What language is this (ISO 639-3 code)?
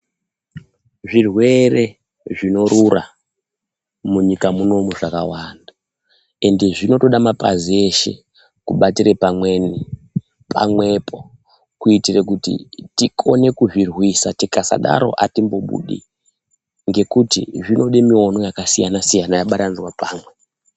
ndc